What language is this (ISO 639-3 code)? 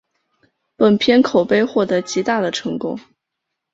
zho